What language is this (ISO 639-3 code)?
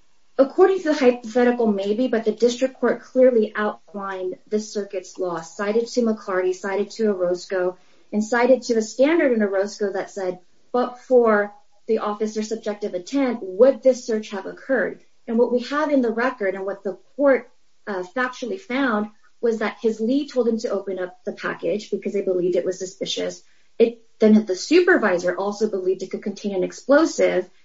eng